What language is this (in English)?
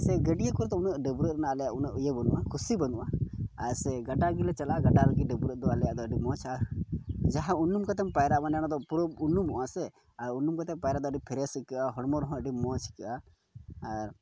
Santali